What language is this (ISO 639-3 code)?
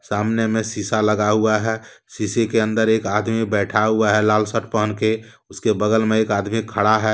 hin